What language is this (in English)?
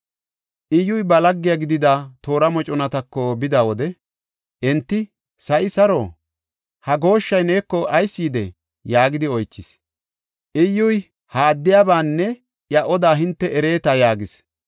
Gofa